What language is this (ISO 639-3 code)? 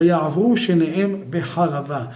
heb